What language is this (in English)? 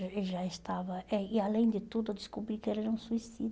Portuguese